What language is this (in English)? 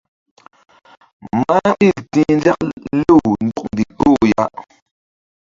Mbum